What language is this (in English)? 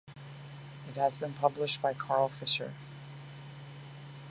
English